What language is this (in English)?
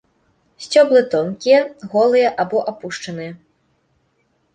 Belarusian